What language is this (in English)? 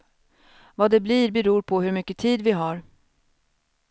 Swedish